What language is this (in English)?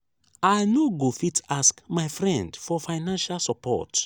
Nigerian Pidgin